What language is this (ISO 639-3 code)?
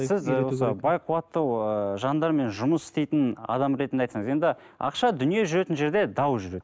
kaz